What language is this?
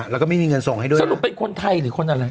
Thai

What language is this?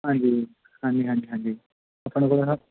Punjabi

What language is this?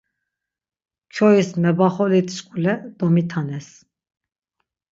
Laz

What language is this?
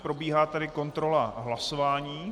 Czech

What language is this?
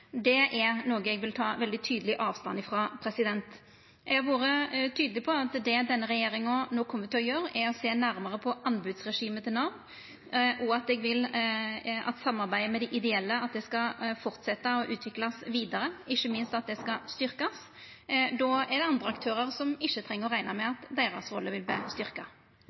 Norwegian Nynorsk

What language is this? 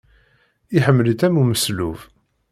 Kabyle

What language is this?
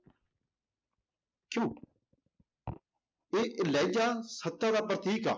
Punjabi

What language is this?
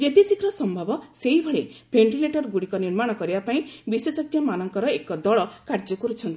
Odia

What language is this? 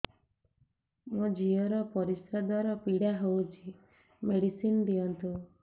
Odia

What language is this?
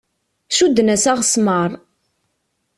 Kabyle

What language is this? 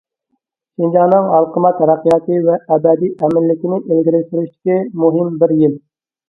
Uyghur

